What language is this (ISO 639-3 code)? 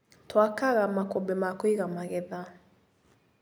kik